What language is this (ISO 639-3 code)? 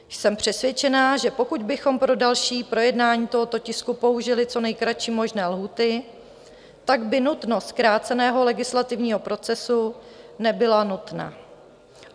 ces